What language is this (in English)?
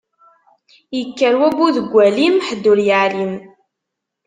Kabyle